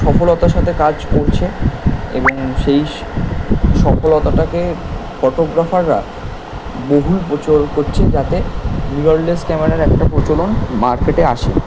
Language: Bangla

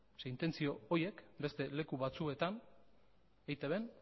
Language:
Basque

